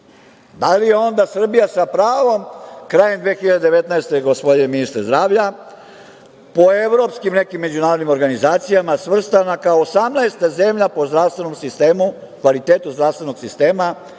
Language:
Serbian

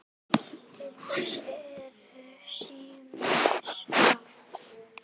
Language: Icelandic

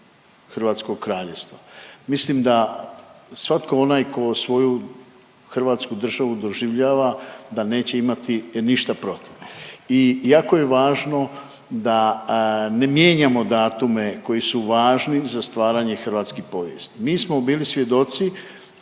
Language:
Croatian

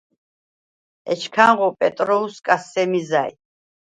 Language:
Svan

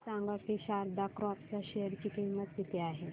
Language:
Marathi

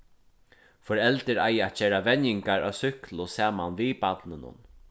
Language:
Faroese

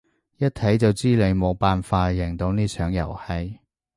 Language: Cantonese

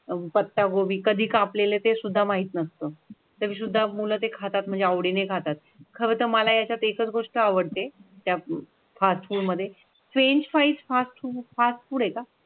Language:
Marathi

